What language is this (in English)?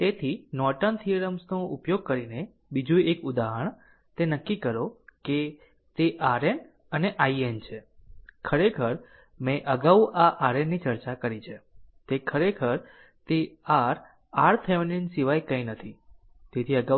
Gujarati